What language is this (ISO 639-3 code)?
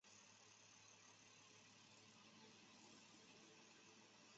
zho